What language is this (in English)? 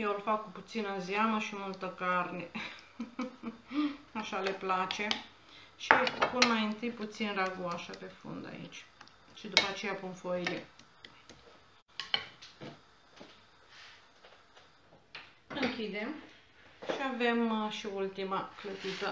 Romanian